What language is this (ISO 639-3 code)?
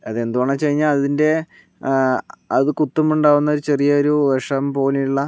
mal